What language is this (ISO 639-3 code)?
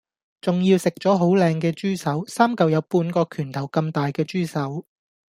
yue